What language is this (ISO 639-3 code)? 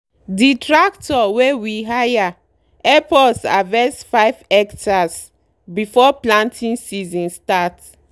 pcm